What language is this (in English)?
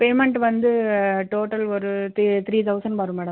Tamil